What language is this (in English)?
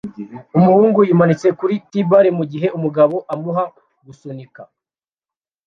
Kinyarwanda